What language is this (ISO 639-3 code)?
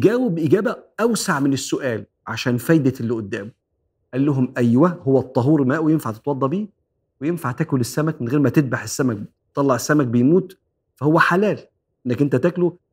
ara